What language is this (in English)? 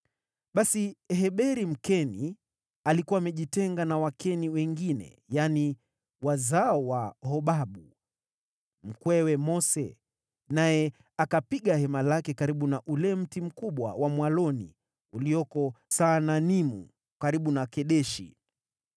Swahili